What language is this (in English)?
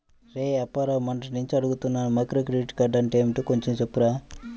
Telugu